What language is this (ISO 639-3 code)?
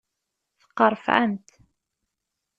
kab